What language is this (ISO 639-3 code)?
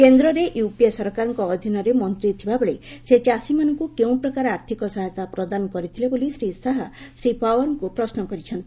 ori